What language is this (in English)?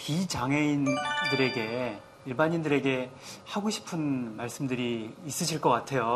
Korean